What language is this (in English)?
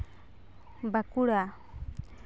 Santali